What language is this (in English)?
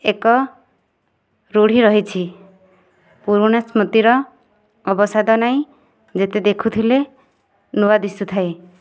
Odia